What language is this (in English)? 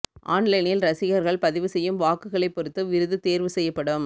Tamil